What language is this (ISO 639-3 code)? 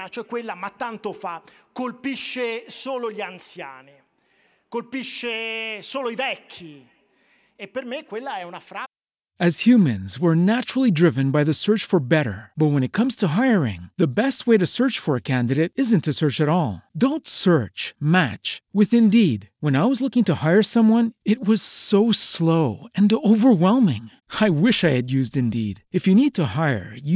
ita